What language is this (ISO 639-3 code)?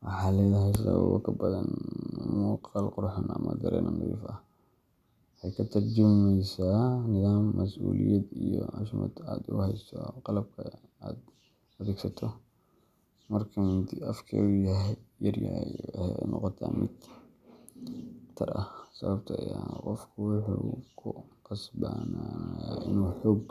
som